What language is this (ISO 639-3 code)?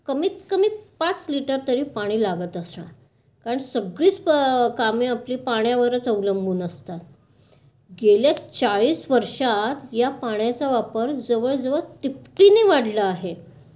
mar